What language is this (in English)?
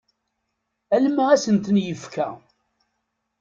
Kabyle